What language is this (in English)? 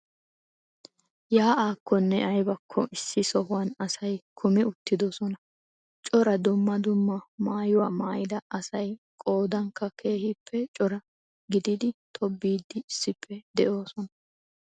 Wolaytta